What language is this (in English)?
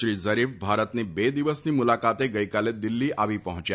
Gujarati